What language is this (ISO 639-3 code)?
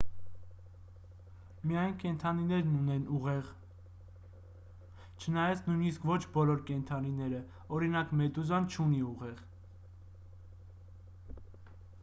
hye